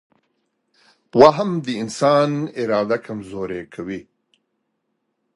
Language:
Pashto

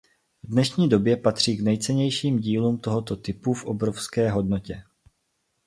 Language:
Czech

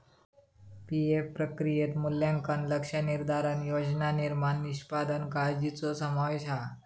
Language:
Marathi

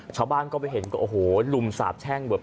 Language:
Thai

